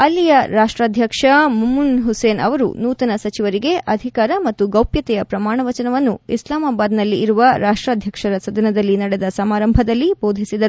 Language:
Kannada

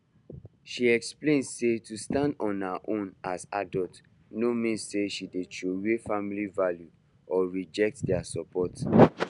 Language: Nigerian Pidgin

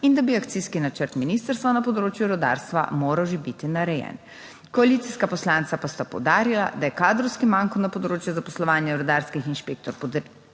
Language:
Slovenian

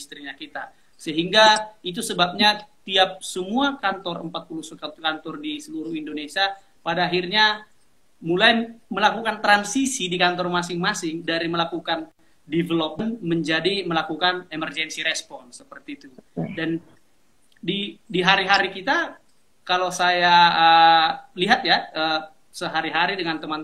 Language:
Indonesian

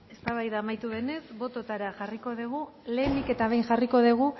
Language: Basque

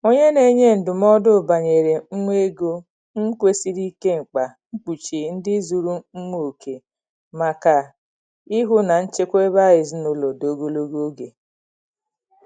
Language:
Igbo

